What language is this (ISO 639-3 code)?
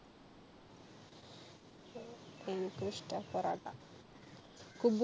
mal